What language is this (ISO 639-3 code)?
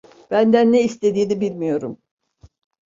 tur